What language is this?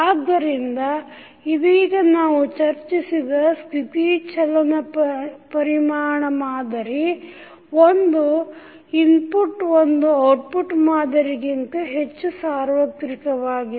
Kannada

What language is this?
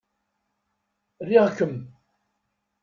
Kabyle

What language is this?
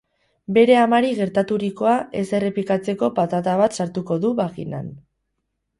Basque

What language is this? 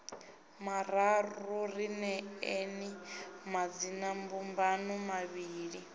Venda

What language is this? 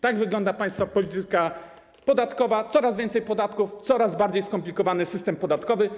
Polish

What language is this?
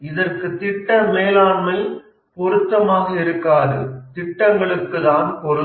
Tamil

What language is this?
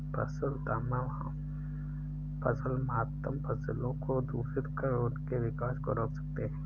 Hindi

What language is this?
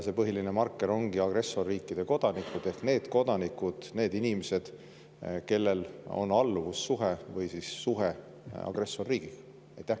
Estonian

